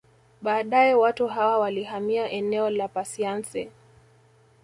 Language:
Swahili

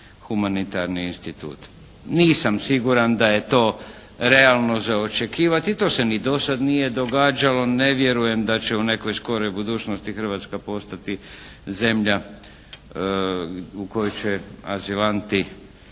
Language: Croatian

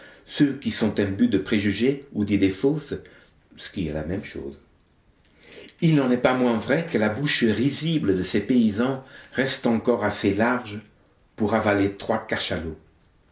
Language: French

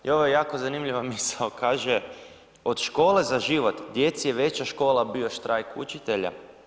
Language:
Croatian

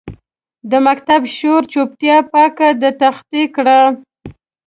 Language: Pashto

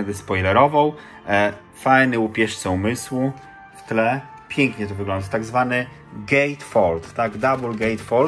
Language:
Polish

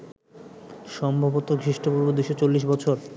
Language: Bangla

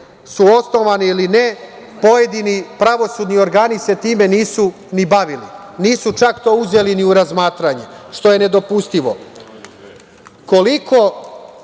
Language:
Serbian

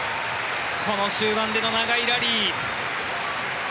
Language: Japanese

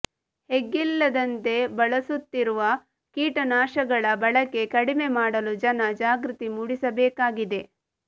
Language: Kannada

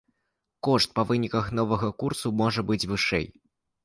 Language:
Belarusian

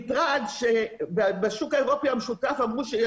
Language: Hebrew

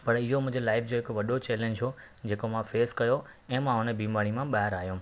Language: Sindhi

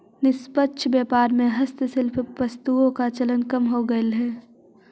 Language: Magahi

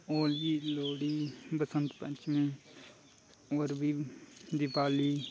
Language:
Dogri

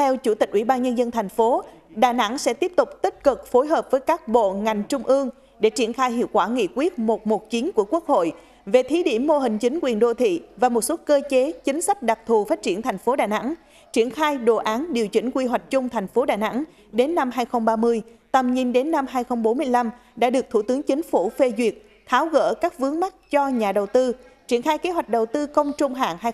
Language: Vietnamese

